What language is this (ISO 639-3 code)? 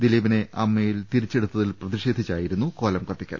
mal